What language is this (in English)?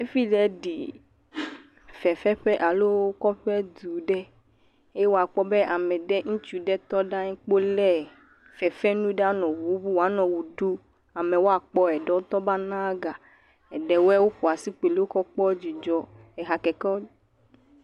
Ewe